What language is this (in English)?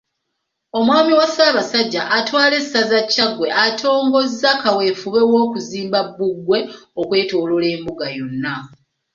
Ganda